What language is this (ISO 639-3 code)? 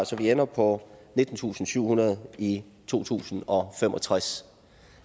dan